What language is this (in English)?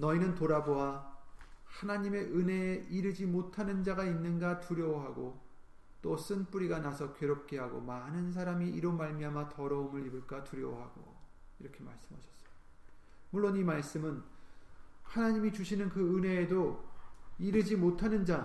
Korean